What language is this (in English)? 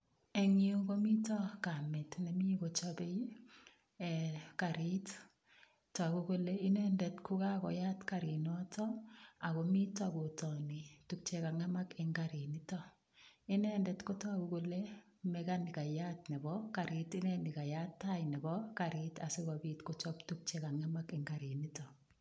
Kalenjin